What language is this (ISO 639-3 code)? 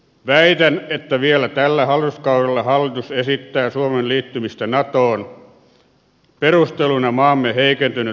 fin